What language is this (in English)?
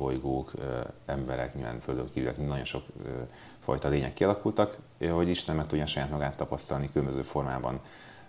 Hungarian